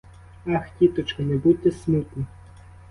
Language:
Ukrainian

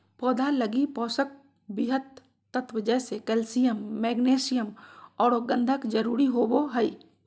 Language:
Magahi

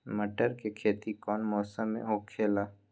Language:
Magahi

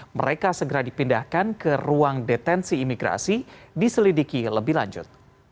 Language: Indonesian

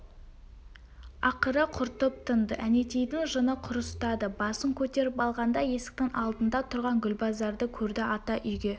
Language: Kazakh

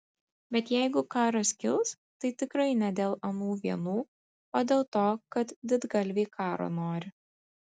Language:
Lithuanian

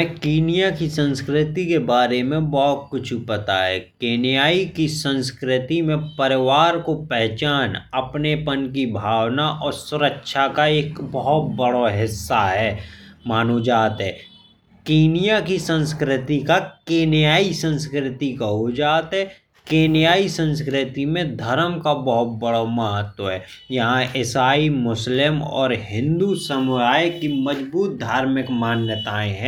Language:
Bundeli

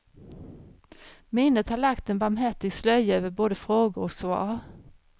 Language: Swedish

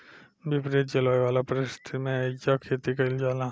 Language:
Bhojpuri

